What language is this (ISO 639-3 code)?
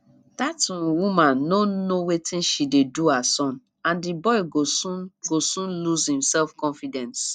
pcm